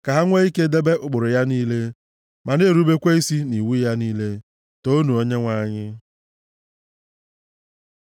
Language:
Igbo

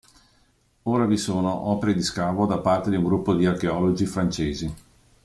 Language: Italian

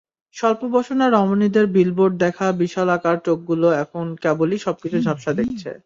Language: Bangla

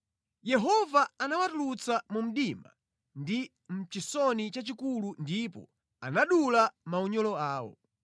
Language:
Nyanja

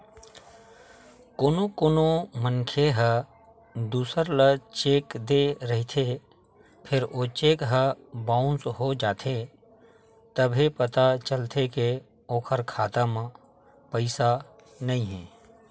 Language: Chhattisgarhi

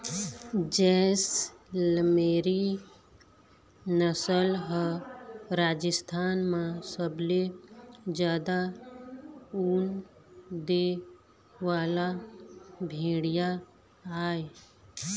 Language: Chhattisgarhi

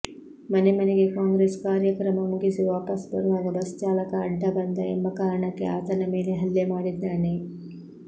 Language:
Kannada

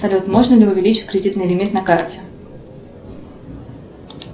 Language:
Russian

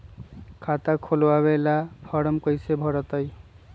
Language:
Magahi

